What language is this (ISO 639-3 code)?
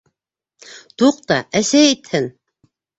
bak